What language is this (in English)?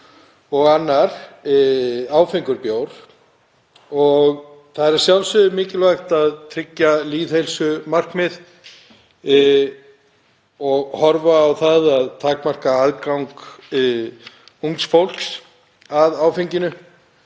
Icelandic